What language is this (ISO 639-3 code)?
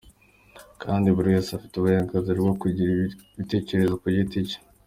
kin